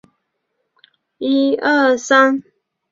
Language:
Chinese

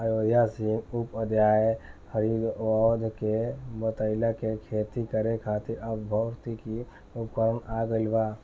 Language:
Bhojpuri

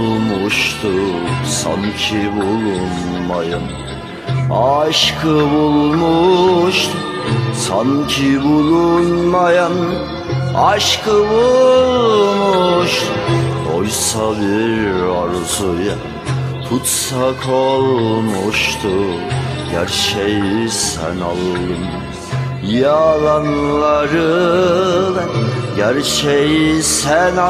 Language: Turkish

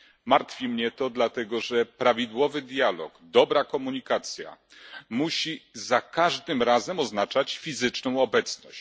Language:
Polish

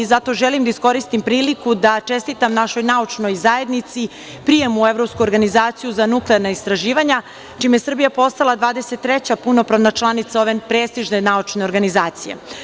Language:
Serbian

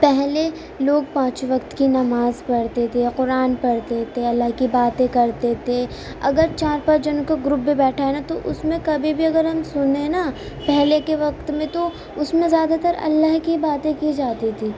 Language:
Urdu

